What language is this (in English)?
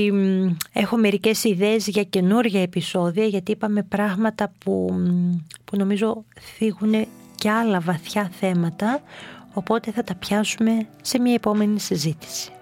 Greek